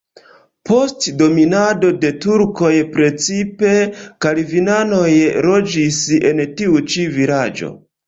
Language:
Esperanto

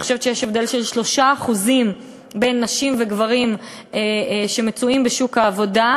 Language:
Hebrew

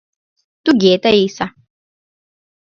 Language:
Mari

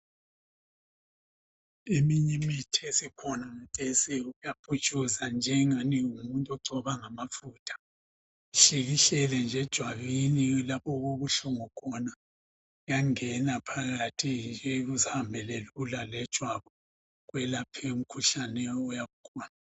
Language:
North Ndebele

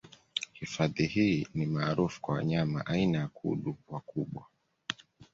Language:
Swahili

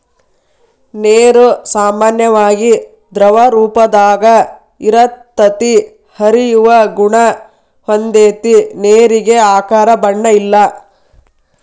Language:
Kannada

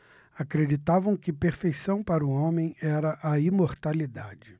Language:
Portuguese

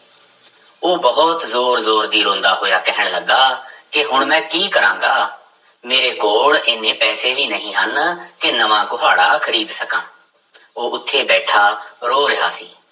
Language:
Punjabi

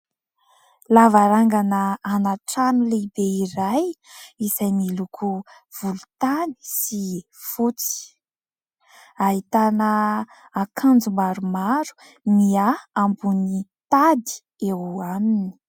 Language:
Malagasy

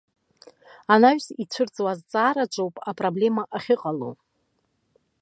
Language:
Abkhazian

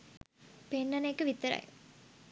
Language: Sinhala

